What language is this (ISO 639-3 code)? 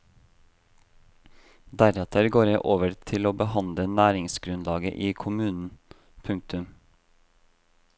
nor